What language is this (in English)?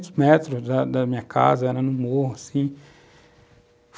Portuguese